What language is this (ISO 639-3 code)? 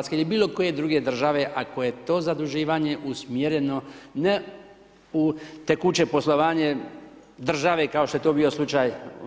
hrv